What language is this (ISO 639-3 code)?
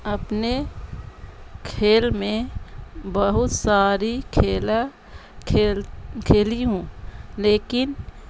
urd